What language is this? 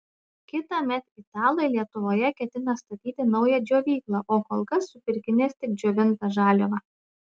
Lithuanian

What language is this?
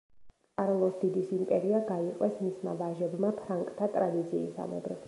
Georgian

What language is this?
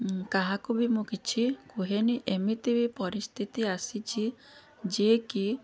Odia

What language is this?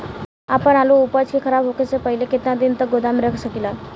Bhojpuri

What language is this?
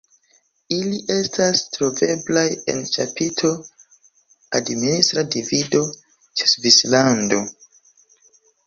Esperanto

